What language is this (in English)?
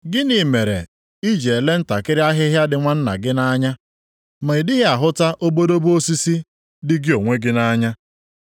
Igbo